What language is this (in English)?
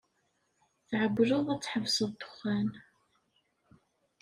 Kabyle